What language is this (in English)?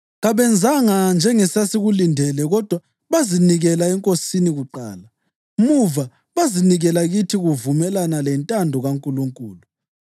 North Ndebele